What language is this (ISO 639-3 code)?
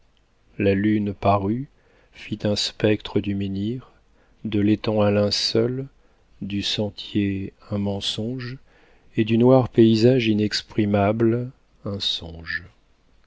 fra